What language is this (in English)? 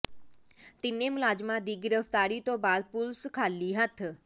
Punjabi